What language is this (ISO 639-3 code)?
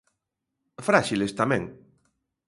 glg